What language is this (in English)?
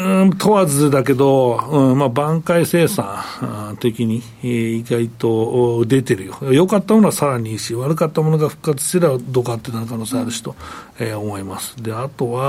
Japanese